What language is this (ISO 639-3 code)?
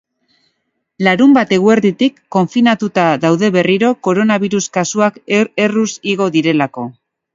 eus